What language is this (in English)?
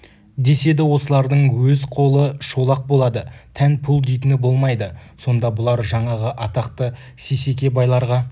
Kazakh